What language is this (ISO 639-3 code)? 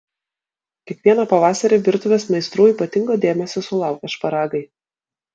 lit